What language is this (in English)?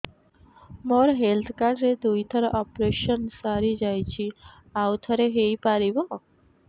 Odia